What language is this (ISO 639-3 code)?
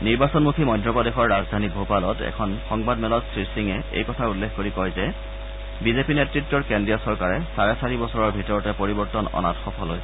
asm